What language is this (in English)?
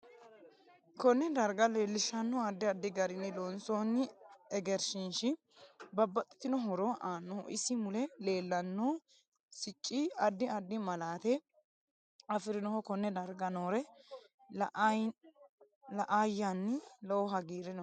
Sidamo